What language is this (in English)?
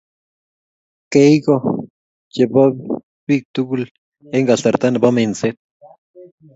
Kalenjin